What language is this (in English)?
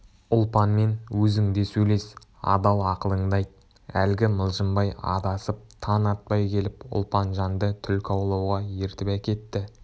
Kazakh